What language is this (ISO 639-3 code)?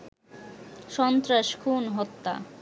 ben